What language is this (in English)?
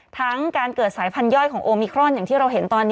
Thai